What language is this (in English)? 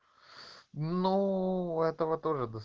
Russian